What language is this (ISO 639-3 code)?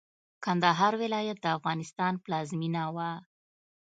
pus